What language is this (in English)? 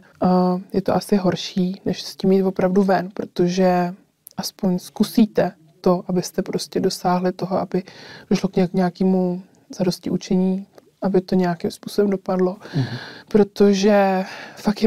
Czech